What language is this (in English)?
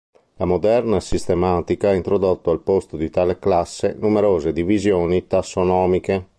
Italian